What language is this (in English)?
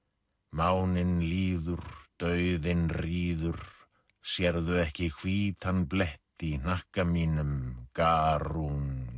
Icelandic